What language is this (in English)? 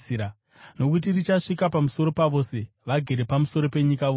Shona